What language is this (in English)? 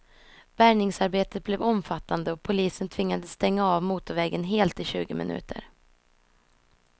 Swedish